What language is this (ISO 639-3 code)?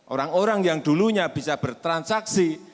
ind